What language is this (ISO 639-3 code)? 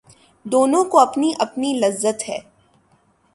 urd